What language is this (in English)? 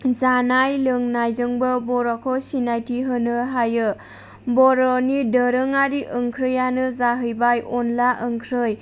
Bodo